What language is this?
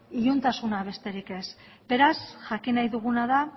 Basque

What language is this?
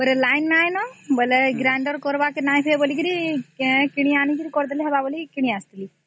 Odia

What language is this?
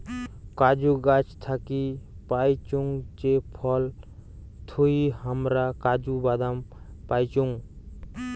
Bangla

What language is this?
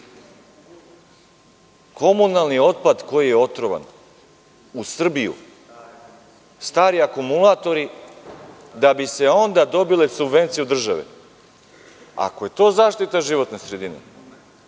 Serbian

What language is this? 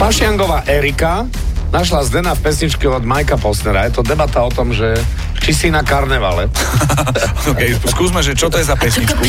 Slovak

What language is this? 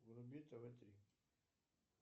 Russian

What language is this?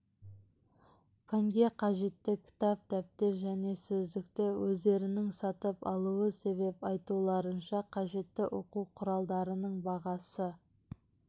Kazakh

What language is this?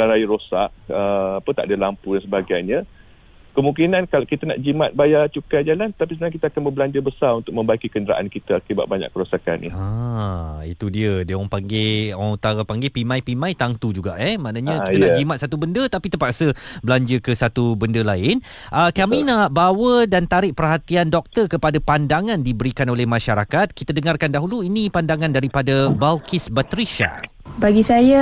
Malay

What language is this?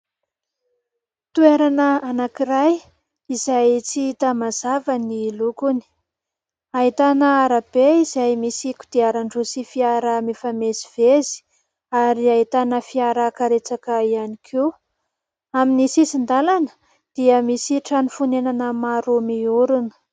Malagasy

